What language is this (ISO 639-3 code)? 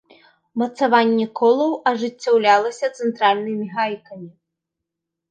bel